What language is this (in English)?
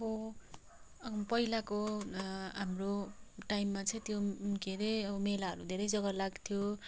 Nepali